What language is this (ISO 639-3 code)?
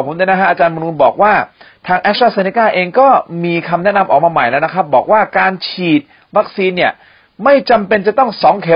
tha